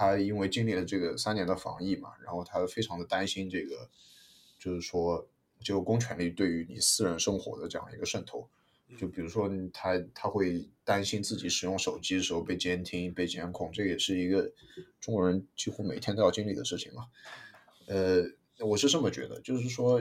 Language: Chinese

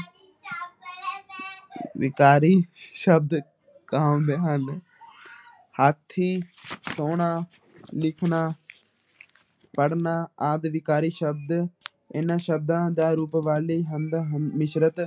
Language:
Punjabi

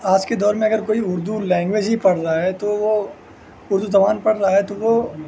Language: Urdu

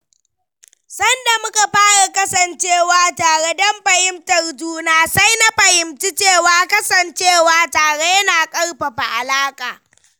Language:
Hausa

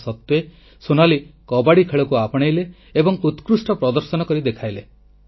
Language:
Odia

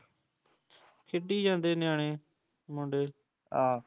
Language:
Punjabi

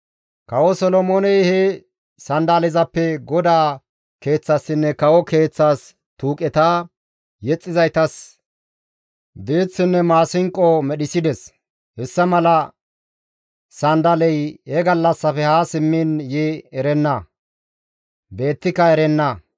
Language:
Gamo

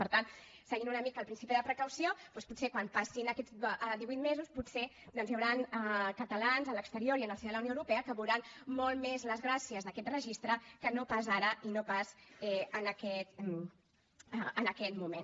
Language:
Catalan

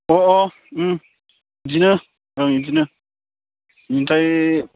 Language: Bodo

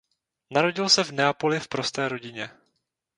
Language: Czech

